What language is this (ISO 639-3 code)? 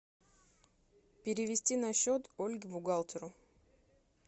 rus